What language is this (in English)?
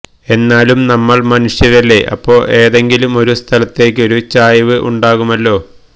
Malayalam